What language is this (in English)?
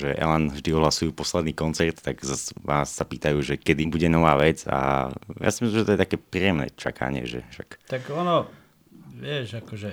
Slovak